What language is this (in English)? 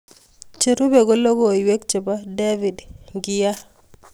Kalenjin